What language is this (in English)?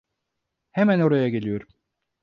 Turkish